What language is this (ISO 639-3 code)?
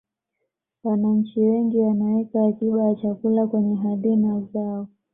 swa